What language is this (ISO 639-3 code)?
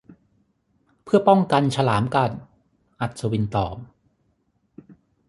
tha